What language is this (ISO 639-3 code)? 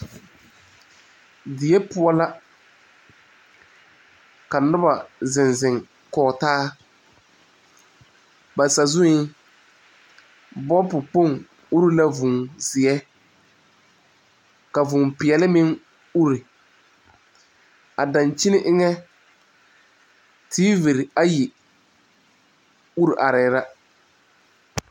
dga